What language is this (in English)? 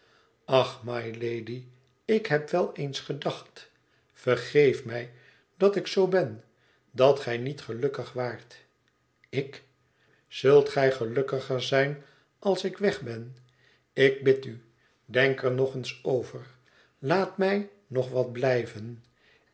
Dutch